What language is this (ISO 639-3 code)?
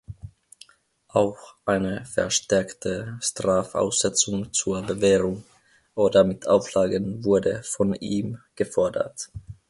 deu